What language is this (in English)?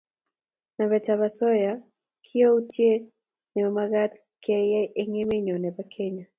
Kalenjin